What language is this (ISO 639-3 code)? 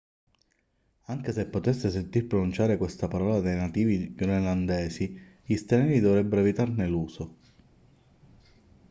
ita